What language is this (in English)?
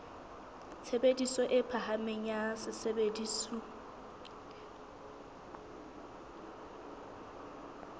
Southern Sotho